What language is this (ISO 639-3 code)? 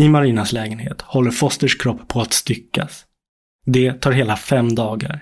swe